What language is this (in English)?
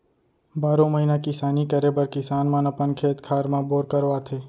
Chhattisgarhi